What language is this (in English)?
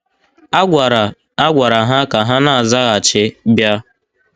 Igbo